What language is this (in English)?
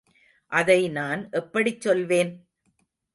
Tamil